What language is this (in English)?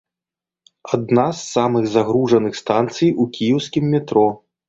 Belarusian